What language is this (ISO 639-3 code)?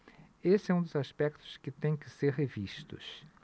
por